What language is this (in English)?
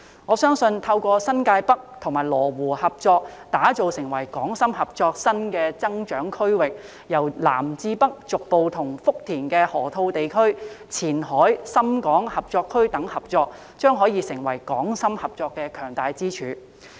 Cantonese